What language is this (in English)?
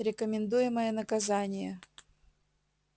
Russian